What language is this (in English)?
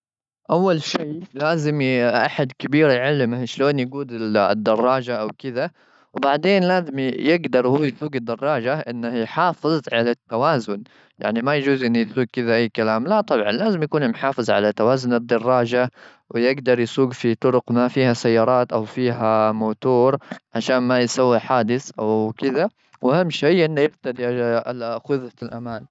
Gulf Arabic